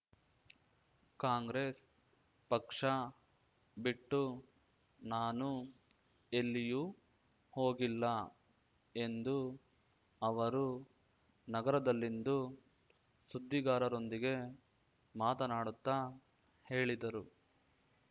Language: Kannada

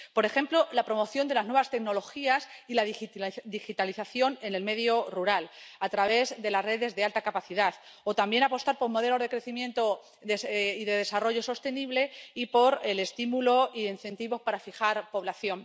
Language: Spanish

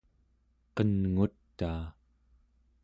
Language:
Central Yupik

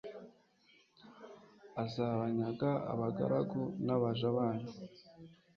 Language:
Kinyarwanda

